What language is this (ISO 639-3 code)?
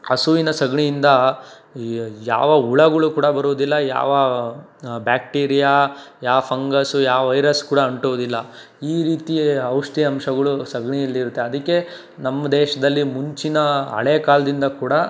kan